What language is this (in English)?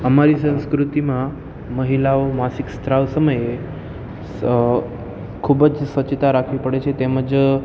Gujarati